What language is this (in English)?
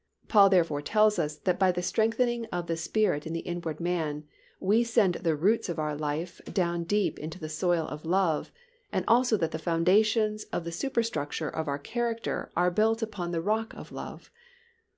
English